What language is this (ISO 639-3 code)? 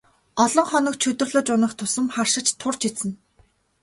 mon